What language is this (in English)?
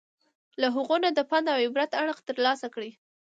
Pashto